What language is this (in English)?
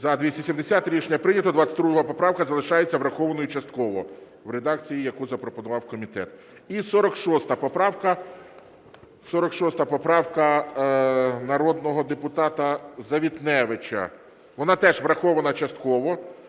Ukrainian